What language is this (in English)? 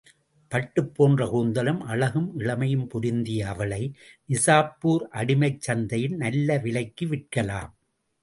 Tamil